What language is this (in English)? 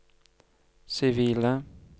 Norwegian